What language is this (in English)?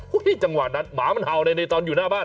Thai